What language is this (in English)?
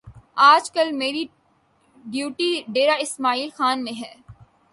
Urdu